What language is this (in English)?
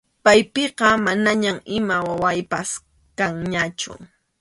Arequipa-La Unión Quechua